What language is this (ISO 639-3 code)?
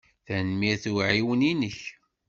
kab